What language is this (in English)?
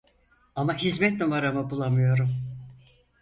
Turkish